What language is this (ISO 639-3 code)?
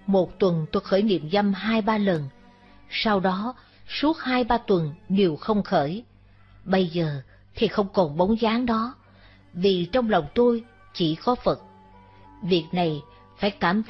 vie